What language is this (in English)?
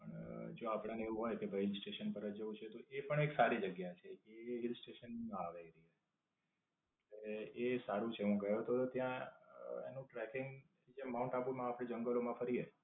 Gujarati